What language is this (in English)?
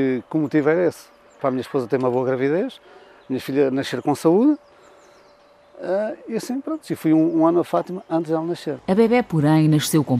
Portuguese